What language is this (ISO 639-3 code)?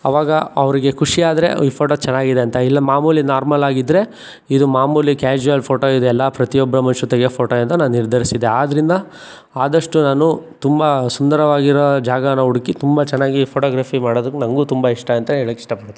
kan